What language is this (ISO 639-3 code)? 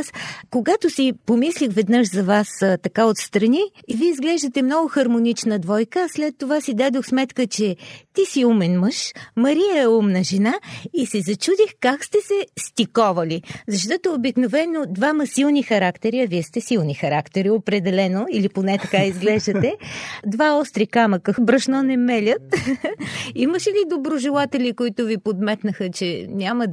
bul